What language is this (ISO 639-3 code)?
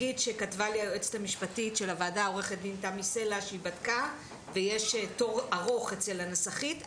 heb